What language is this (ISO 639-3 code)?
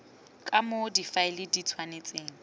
tsn